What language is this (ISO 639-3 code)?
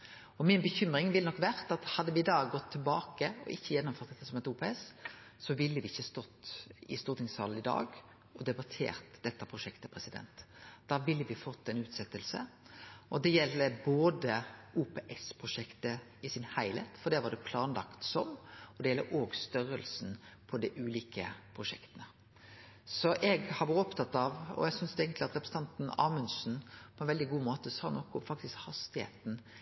nno